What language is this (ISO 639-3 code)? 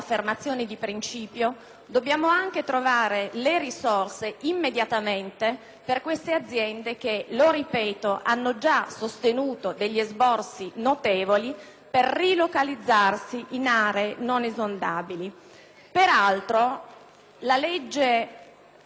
ita